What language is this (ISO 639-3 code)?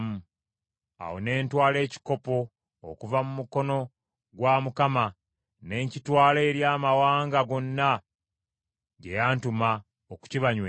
lug